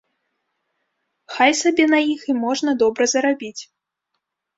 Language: Belarusian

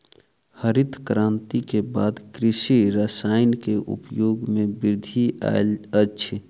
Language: Maithili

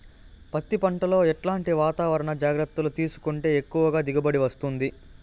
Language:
Telugu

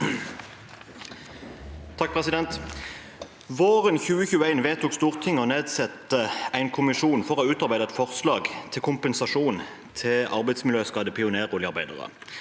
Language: Norwegian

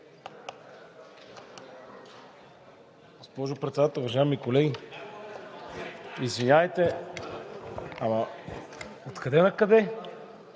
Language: Bulgarian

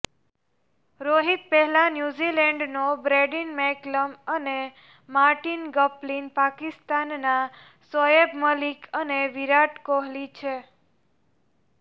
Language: Gujarati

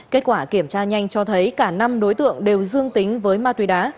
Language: Vietnamese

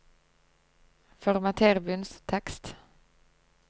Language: Norwegian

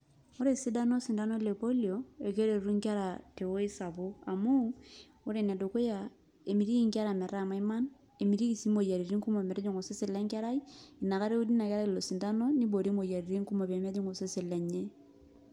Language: Masai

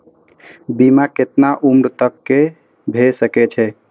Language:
Maithili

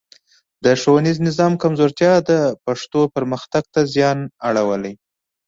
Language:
Pashto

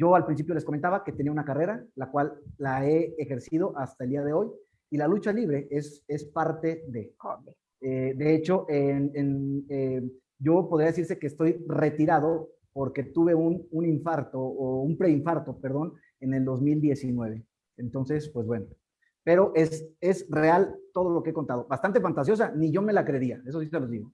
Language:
Spanish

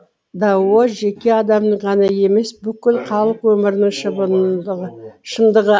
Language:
Kazakh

